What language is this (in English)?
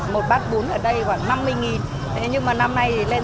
Vietnamese